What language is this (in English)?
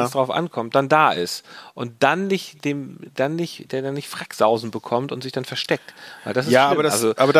German